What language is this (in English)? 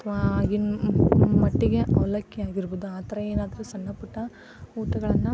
Kannada